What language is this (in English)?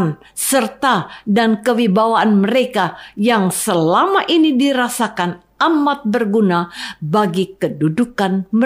Indonesian